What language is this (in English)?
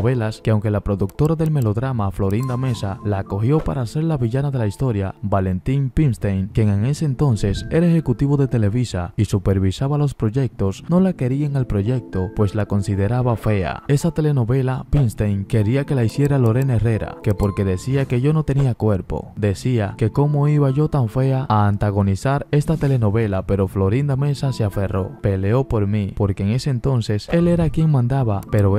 Spanish